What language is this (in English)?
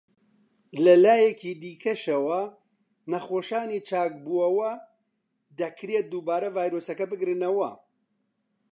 Central Kurdish